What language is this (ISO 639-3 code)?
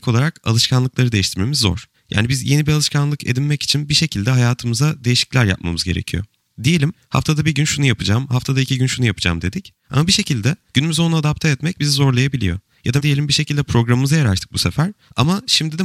tur